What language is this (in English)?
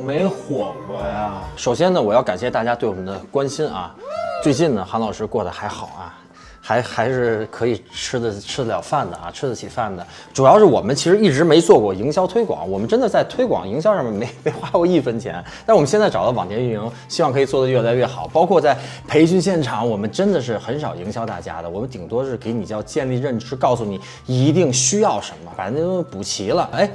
Chinese